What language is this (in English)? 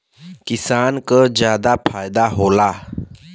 Bhojpuri